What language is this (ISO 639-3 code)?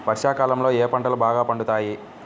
tel